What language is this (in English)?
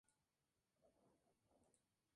Spanish